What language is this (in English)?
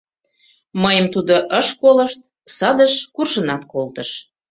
Mari